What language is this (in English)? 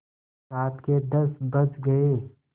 Hindi